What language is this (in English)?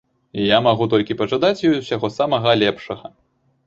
Belarusian